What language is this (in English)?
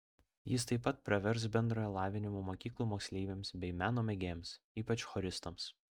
Lithuanian